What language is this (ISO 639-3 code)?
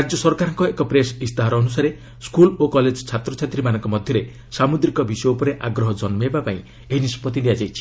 ori